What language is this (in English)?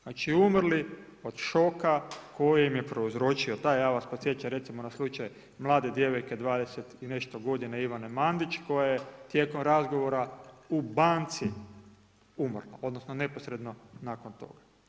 Croatian